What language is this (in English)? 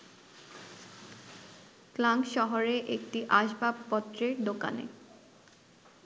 Bangla